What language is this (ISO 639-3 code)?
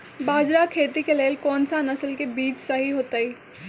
mag